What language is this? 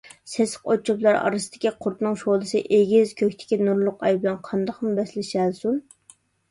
Uyghur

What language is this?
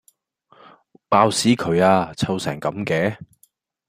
Cantonese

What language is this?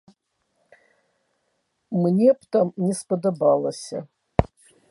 Belarusian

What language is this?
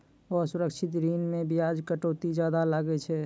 Maithili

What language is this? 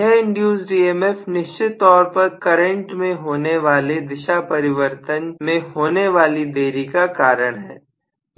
Hindi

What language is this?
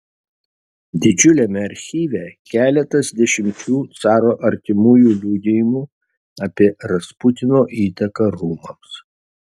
Lithuanian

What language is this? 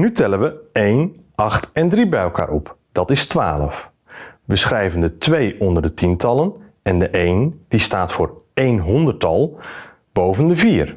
Dutch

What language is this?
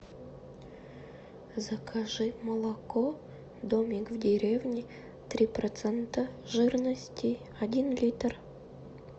Russian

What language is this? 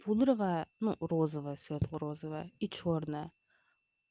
Russian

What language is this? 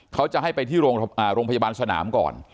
Thai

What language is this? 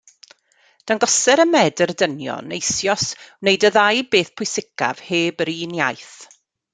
Welsh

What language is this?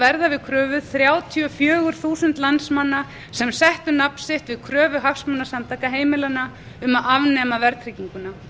Icelandic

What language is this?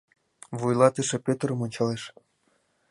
Mari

